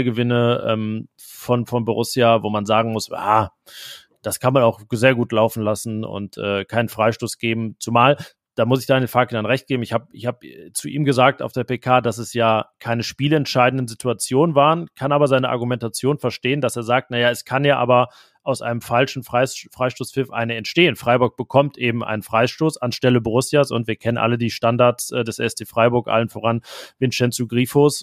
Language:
German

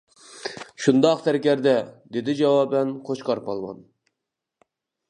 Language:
Uyghur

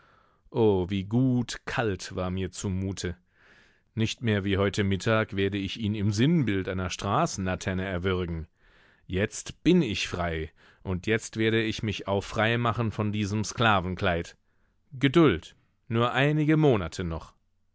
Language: German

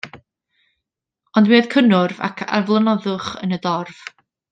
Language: Welsh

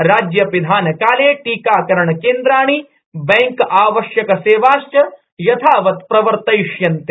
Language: Sanskrit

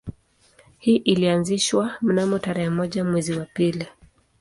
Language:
Swahili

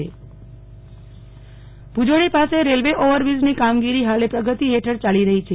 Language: Gujarati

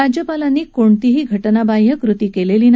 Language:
Marathi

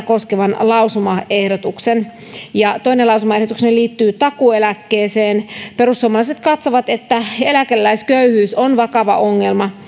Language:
Finnish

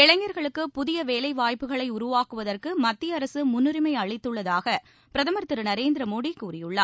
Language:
Tamil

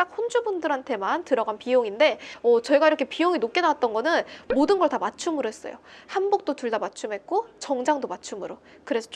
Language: Korean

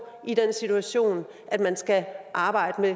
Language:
Danish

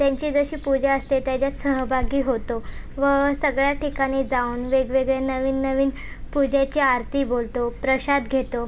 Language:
Marathi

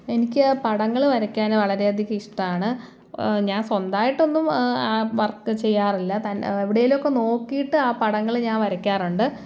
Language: Malayalam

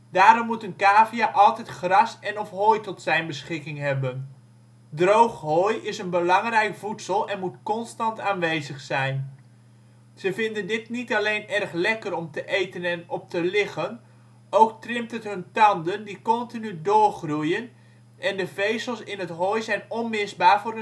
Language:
Dutch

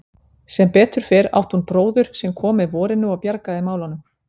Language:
Icelandic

